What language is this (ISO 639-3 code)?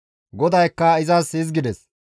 gmv